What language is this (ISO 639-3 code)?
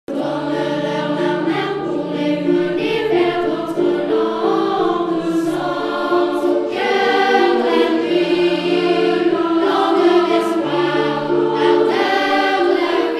ara